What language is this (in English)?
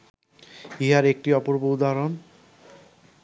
Bangla